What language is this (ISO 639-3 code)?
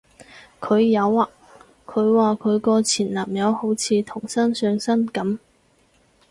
yue